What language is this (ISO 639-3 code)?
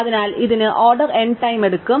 mal